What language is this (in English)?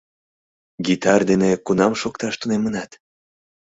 Mari